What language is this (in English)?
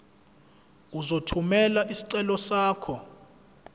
Zulu